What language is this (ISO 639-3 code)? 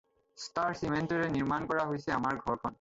asm